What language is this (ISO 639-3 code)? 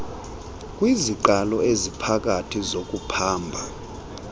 xho